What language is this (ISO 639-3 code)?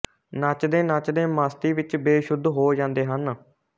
pan